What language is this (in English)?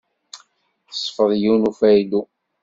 Kabyle